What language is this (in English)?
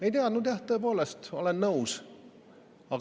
Estonian